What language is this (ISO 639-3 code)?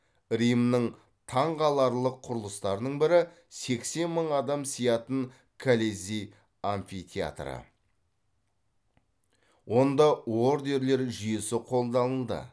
kaz